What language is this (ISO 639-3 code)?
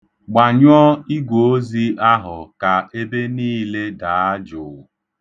ibo